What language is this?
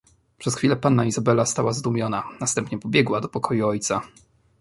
Polish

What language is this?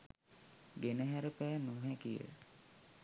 Sinhala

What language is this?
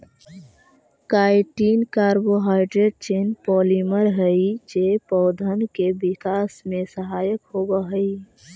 Magahi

